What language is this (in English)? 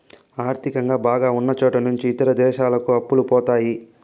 Telugu